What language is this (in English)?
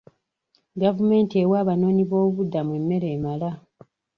Ganda